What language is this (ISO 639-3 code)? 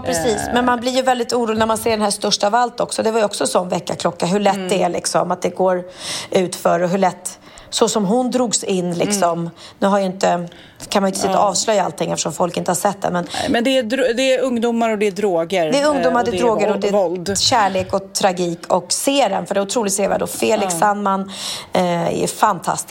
swe